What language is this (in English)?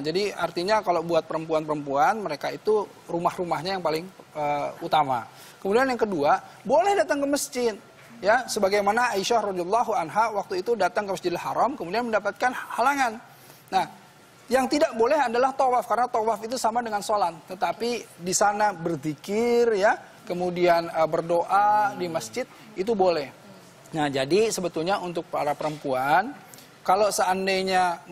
Indonesian